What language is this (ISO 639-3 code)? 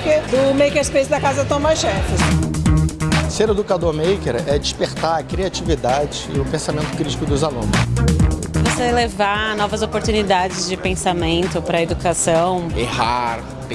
por